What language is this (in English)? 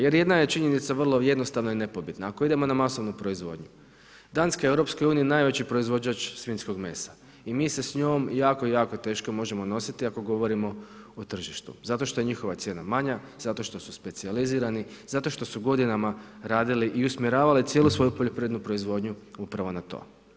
Croatian